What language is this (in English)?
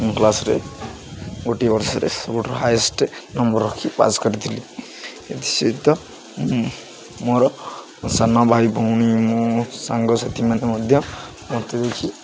Odia